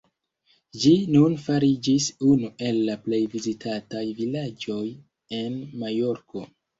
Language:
Esperanto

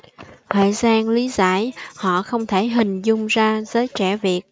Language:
Vietnamese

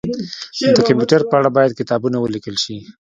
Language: Pashto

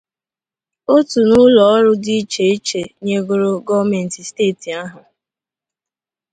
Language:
Igbo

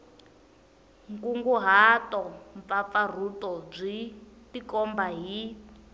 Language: Tsonga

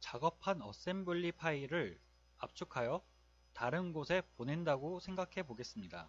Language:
Korean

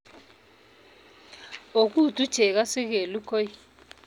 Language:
Kalenjin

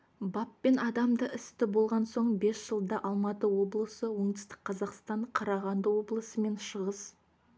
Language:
Kazakh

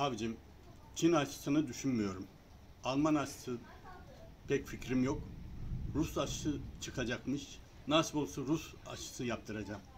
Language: Turkish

